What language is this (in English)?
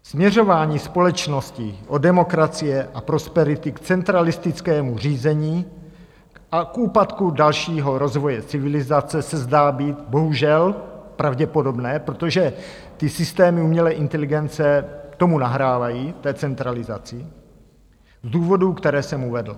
Czech